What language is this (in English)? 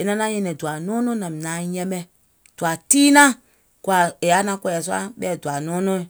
Gola